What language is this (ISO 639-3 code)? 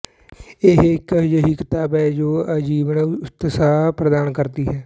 pan